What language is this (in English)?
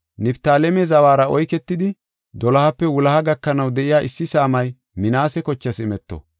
Gofa